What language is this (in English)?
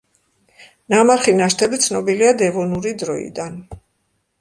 Georgian